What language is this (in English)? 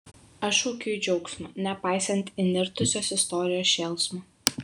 Lithuanian